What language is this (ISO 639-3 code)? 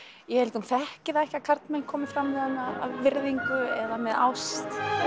isl